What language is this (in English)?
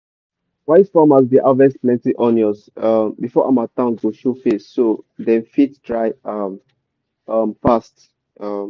Nigerian Pidgin